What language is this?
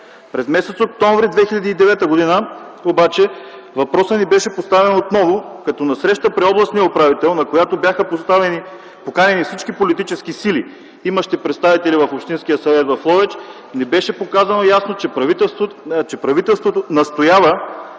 Bulgarian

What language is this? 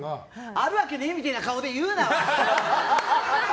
Japanese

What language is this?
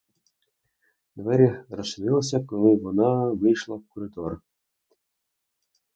Ukrainian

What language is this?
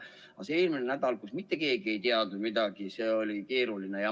Estonian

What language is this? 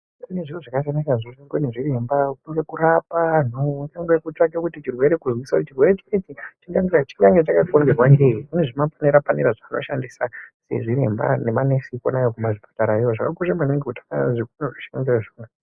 Ndau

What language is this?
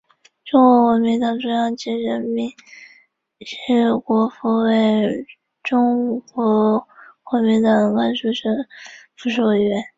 Chinese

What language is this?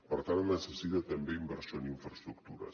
Catalan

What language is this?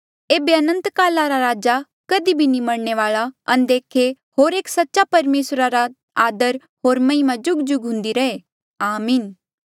Mandeali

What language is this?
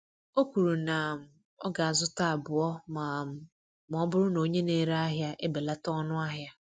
Igbo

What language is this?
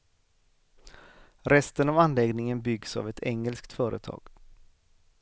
Swedish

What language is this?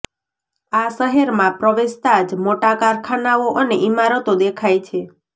Gujarati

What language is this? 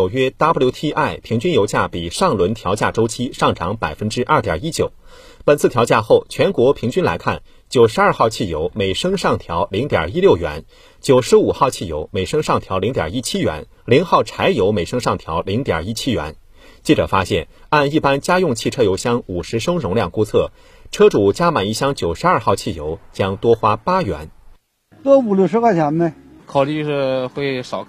Chinese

